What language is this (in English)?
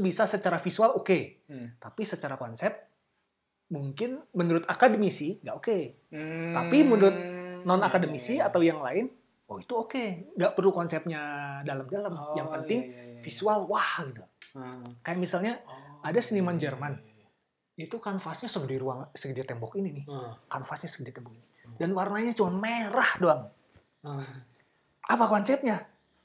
Indonesian